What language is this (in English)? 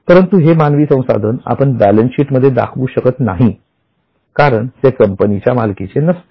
Marathi